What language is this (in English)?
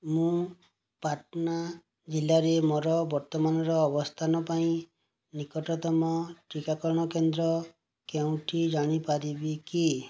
Odia